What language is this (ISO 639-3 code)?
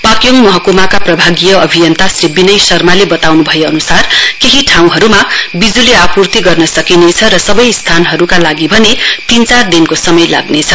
nep